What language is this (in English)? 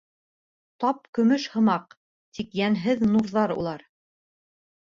Bashkir